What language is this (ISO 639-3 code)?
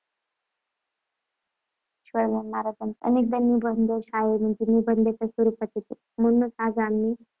mar